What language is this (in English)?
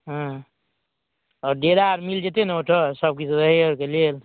Maithili